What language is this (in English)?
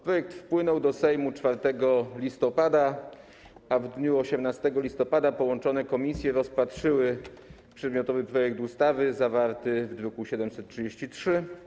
Polish